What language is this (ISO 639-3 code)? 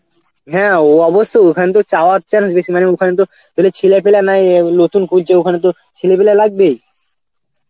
ben